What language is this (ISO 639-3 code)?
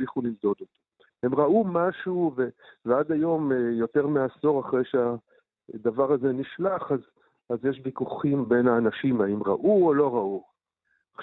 heb